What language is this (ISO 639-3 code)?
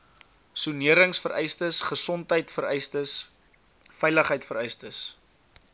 afr